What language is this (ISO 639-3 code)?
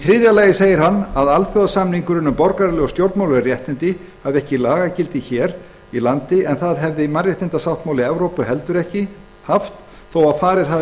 isl